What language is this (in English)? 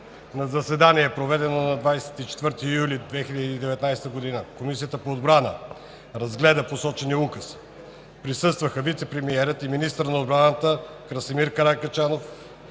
Bulgarian